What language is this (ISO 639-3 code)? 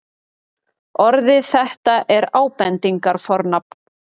isl